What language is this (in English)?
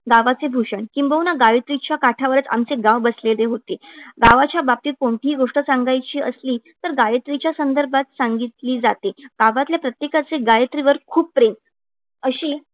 Marathi